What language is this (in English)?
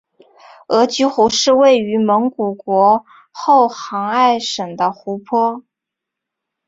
Chinese